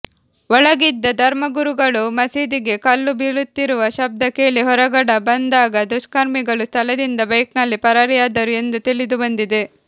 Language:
Kannada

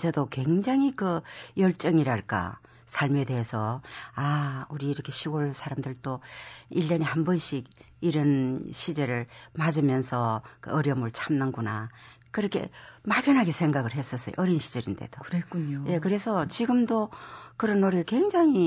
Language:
Korean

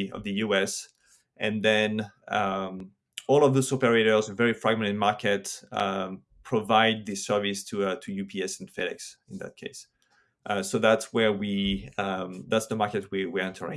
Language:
English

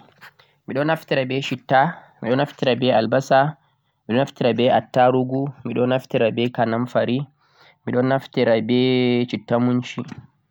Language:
Central-Eastern Niger Fulfulde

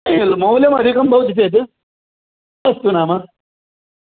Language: Sanskrit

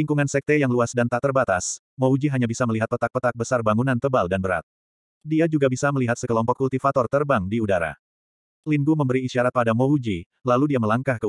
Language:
Indonesian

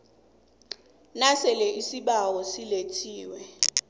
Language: South Ndebele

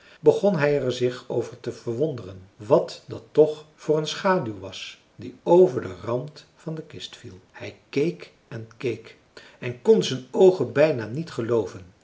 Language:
Dutch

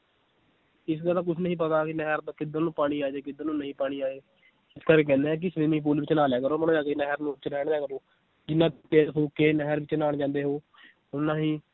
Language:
Punjabi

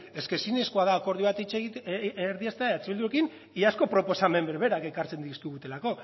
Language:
Basque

